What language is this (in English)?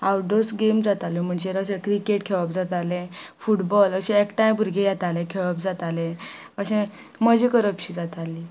Konkani